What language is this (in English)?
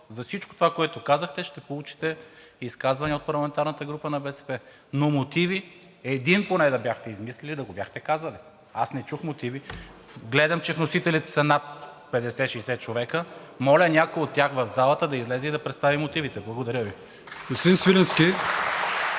Bulgarian